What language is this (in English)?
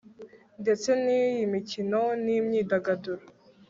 Kinyarwanda